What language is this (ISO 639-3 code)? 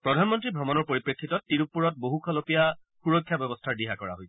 asm